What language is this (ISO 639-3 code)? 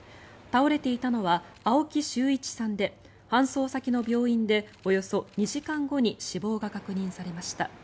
jpn